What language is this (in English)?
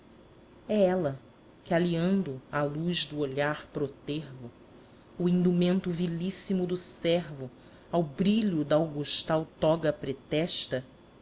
Portuguese